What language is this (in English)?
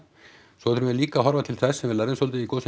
Icelandic